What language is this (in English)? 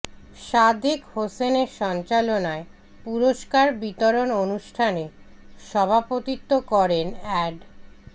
Bangla